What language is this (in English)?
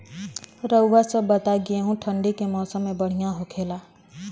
Bhojpuri